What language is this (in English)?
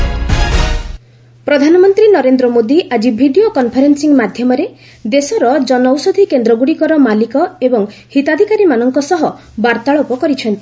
Odia